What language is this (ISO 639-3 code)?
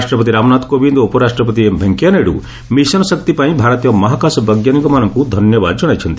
ori